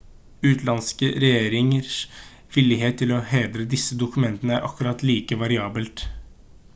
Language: Norwegian Bokmål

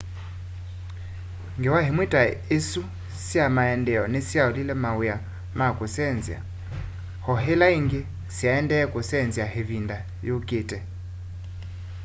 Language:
Kamba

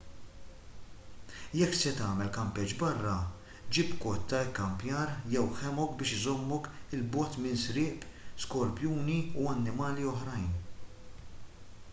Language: Maltese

